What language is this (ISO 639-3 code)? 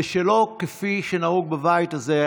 heb